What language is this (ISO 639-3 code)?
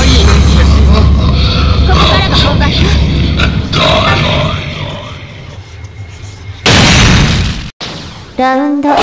jpn